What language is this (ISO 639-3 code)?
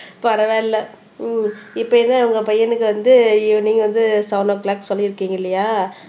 tam